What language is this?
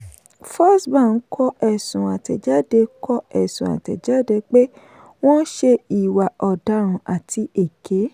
Yoruba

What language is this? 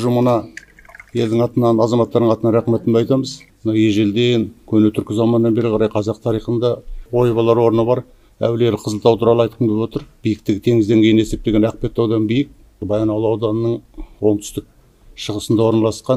Turkish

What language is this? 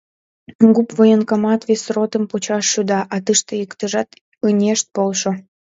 Mari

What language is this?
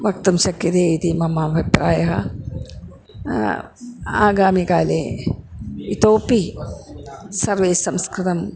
Sanskrit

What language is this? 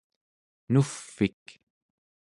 Central Yupik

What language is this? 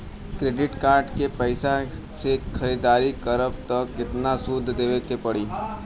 Bhojpuri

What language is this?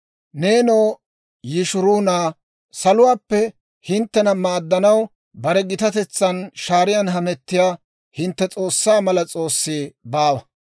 Dawro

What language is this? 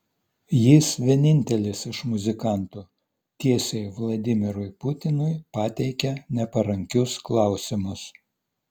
Lithuanian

